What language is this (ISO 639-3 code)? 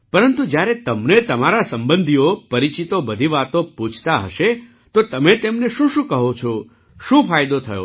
guj